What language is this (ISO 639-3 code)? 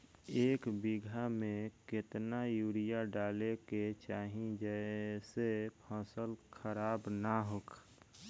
bho